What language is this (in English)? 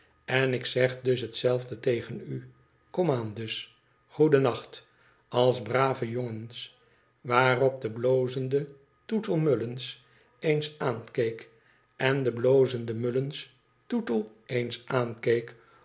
Dutch